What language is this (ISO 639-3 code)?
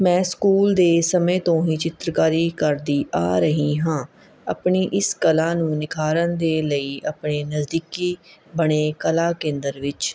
pan